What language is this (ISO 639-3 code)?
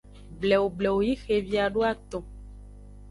ajg